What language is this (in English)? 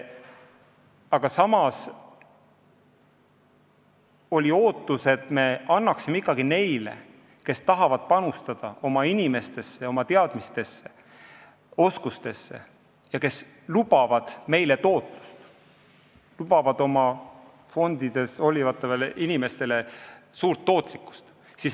Estonian